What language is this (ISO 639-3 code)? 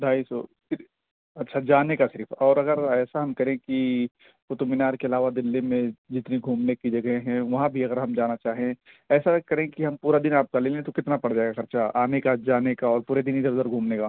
urd